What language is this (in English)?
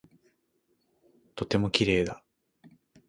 Japanese